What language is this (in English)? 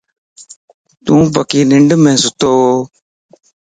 Lasi